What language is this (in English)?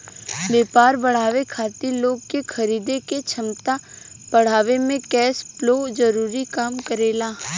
Bhojpuri